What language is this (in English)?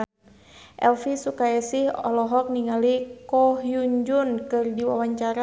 Sundanese